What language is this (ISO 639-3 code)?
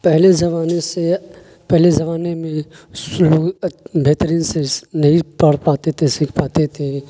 urd